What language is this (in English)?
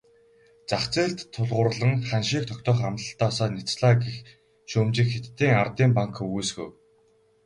Mongolian